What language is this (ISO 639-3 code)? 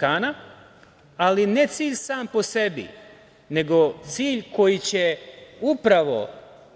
srp